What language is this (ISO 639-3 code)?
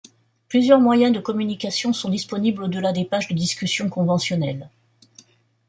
fra